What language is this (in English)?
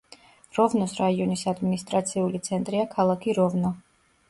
Georgian